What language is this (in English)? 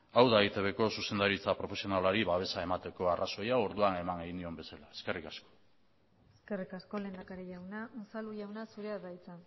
Basque